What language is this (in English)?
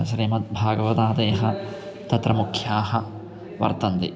Sanskrit